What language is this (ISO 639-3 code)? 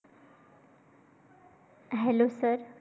mar